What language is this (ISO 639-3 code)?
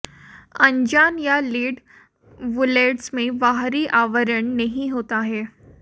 hin